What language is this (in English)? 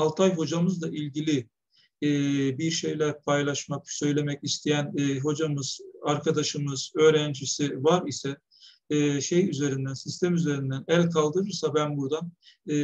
Turkish